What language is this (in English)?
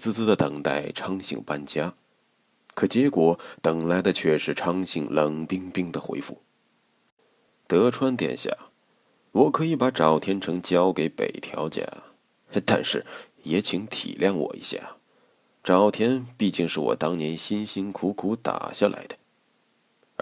Chinese